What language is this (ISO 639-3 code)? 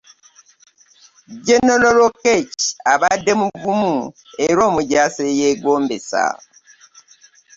lug